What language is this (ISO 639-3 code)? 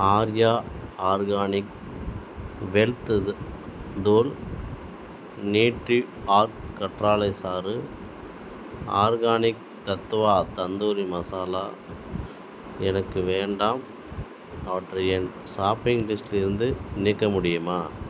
tam